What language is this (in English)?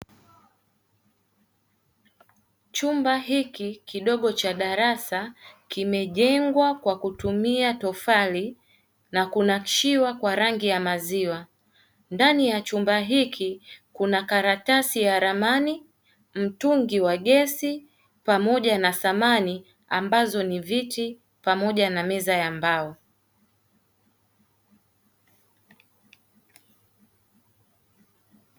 Swahili